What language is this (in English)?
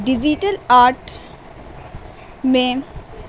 Urdu